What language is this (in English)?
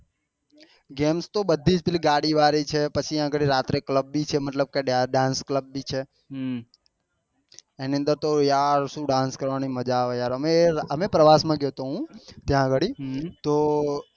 Gujarati